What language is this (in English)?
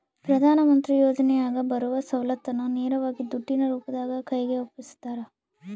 Kannada